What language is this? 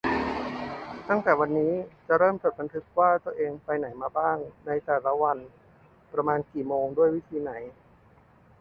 Thai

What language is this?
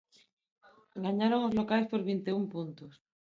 Galician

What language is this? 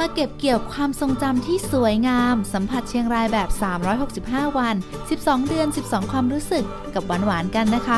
Thai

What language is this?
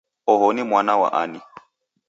Taita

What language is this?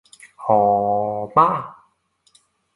Cantonese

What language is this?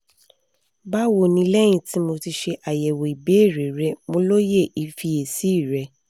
Yoruba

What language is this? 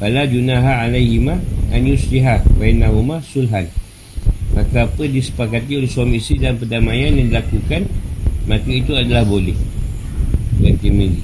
Malay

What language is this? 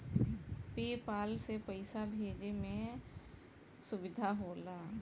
Bhojpuri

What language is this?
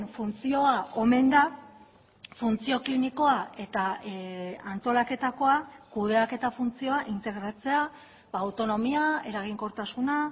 Basque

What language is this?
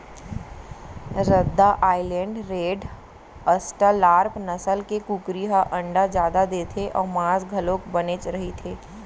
Chhattisgarhi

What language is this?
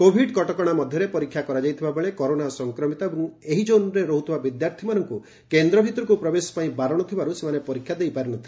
Odia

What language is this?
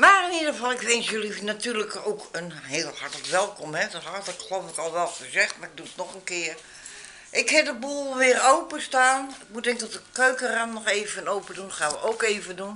Dutch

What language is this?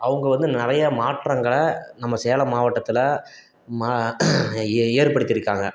Tamil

